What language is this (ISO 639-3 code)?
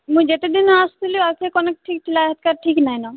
ori